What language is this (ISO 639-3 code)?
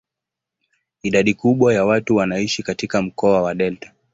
swa